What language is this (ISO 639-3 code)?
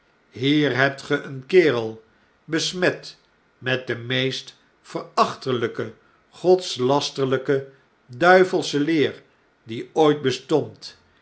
nld